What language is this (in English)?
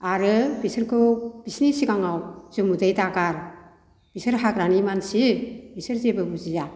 Bodo